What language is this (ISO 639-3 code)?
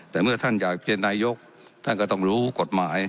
tha